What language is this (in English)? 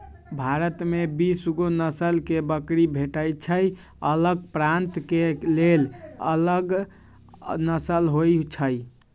Magahi